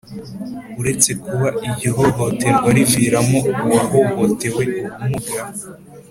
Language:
Kinyarwanda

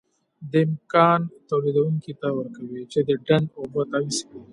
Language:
Pashto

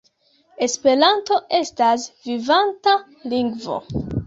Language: Esperanto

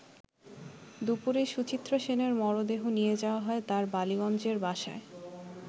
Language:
Bangla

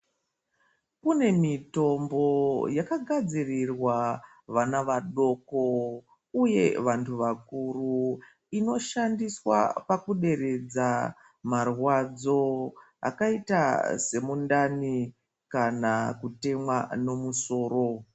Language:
Ndau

